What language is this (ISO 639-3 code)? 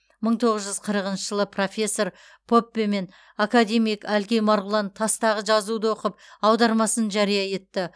kaz